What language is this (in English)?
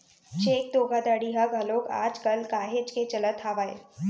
Chhattisgarhi